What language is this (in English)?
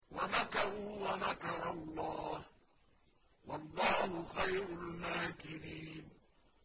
Arabic